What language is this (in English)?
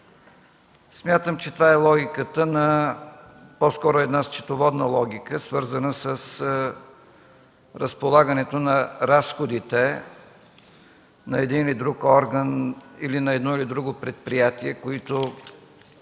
Bulgarian